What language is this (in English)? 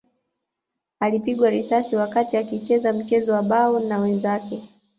Swahili